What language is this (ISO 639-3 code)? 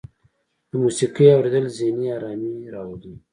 pus